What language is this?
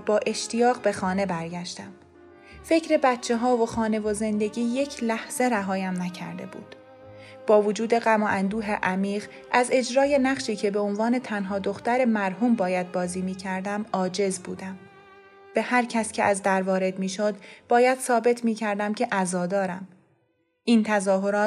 Persian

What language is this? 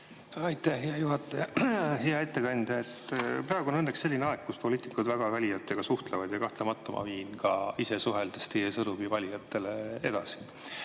Estonian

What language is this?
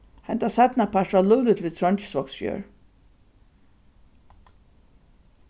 Faroese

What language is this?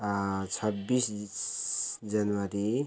Nepali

